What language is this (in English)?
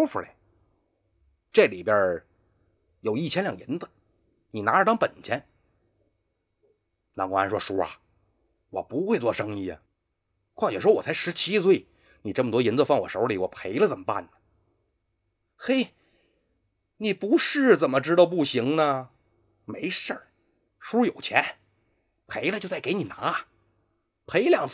Chinese